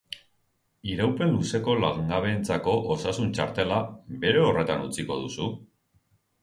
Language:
Basque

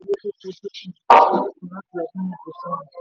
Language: Yoruba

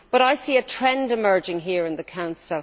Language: English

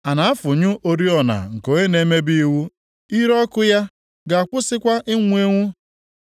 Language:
Igbo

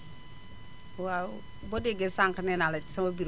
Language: Wolof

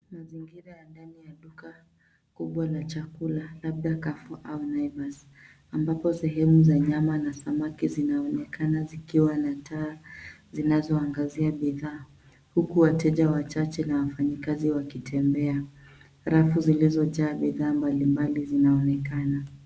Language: Swahili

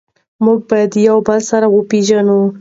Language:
Pashto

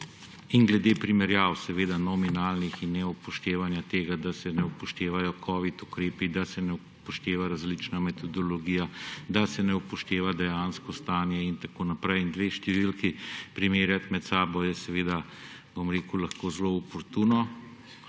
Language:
Slovenian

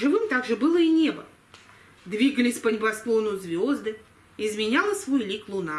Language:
Russian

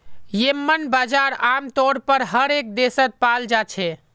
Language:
Magahi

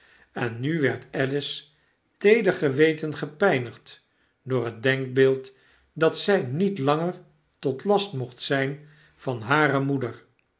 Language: Dutch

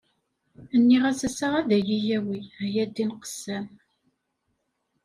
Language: Kabyle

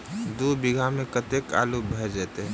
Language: Maithili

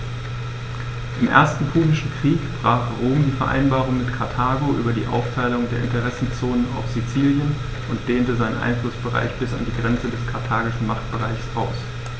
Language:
German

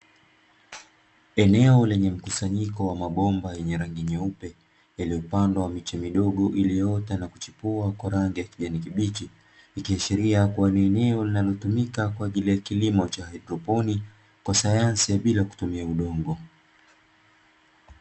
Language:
Swahili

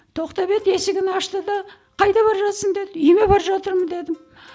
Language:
Kazakh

